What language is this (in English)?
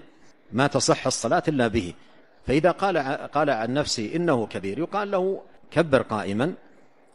Arabic